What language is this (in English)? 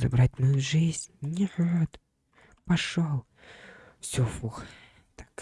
Russian